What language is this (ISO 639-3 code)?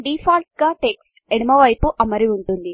tel